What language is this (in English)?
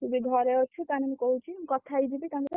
Odia